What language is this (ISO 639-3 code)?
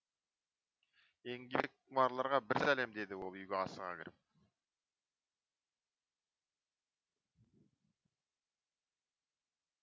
kaz